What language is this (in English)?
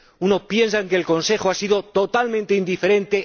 Spanish